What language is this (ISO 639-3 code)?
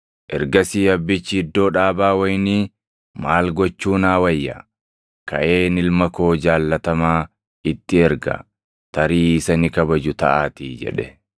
orm